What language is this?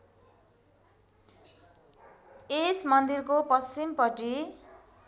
Nepali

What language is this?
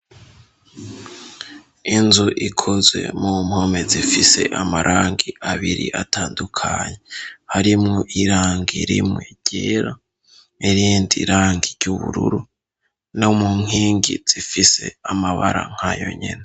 Rundi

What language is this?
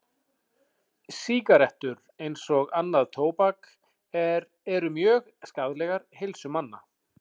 Icelandic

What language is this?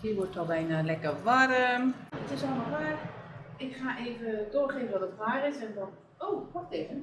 Dutch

